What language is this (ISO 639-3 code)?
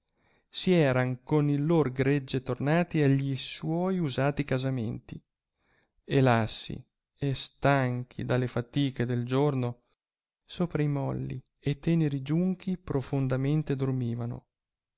ita